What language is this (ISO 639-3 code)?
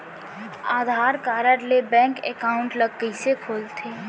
hne